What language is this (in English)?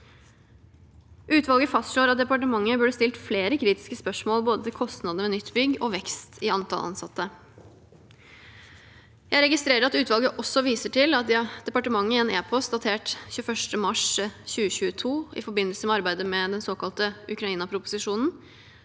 Norwegian